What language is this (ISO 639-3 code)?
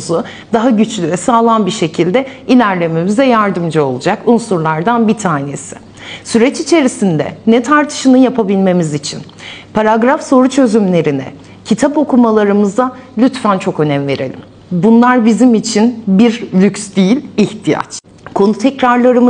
tur